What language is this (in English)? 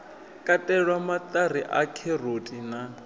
Venda